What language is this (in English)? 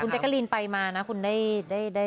Thai